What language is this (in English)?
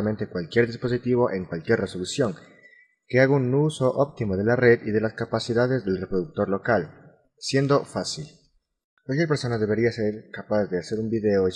Spanish